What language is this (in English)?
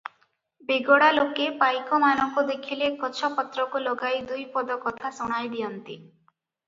Odia